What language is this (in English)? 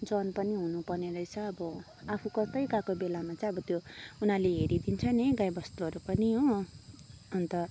Nepali